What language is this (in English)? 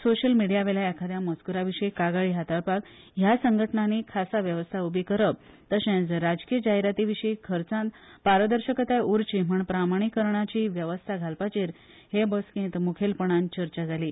Konkani